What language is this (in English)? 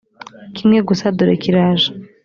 Kinyarwanda